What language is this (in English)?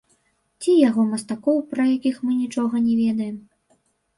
Belarusian